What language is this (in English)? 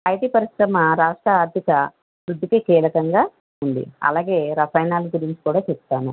Telugu